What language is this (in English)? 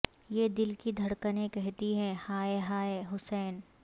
Urdu